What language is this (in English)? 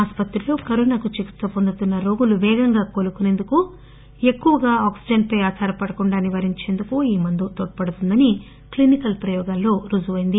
Telugu